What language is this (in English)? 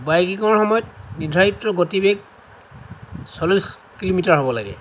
Assamese